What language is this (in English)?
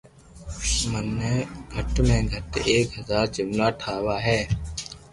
Loarki